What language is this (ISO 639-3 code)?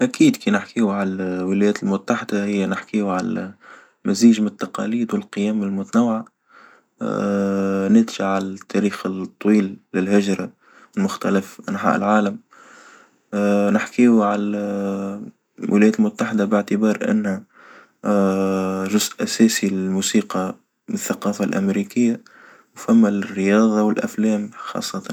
aeb